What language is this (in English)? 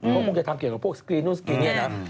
Thai